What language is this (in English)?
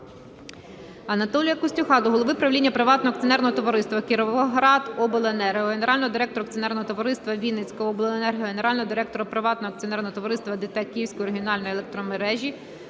Ukrainian